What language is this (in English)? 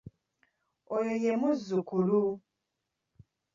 Ganda